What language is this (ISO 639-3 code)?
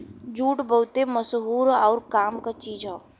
bho